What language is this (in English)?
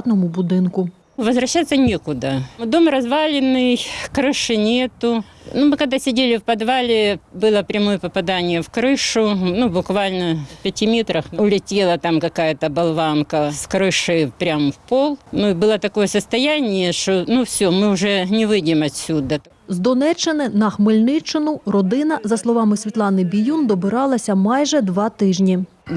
Ukrainian